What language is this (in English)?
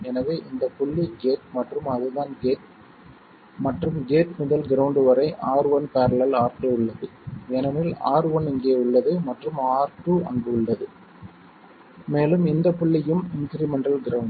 Tamil